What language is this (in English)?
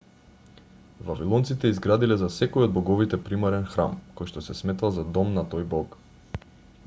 Macedonian